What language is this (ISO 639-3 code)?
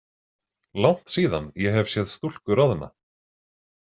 isl